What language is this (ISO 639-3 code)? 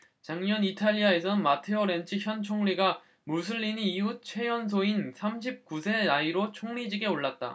kor